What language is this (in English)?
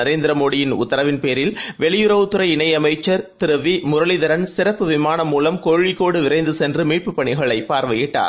Tamil